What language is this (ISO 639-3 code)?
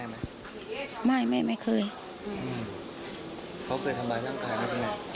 tha